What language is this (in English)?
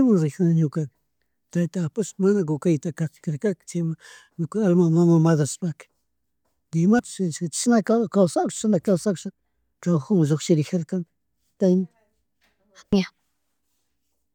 Chimborazo Highland Quichua